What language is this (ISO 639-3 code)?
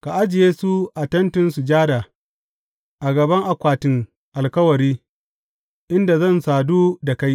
hau